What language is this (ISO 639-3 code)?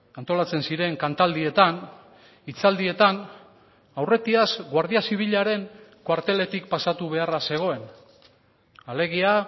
eus